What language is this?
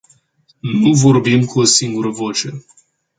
Romanian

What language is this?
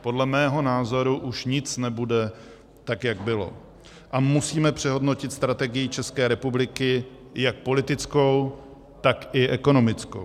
Czech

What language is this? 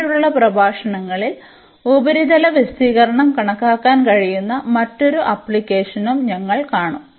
Malayalam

